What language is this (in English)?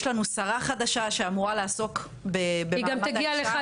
Hebrew